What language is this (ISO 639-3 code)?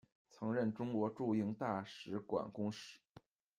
zho